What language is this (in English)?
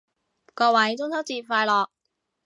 Cantonese